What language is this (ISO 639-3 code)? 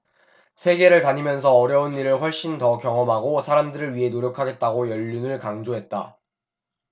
kor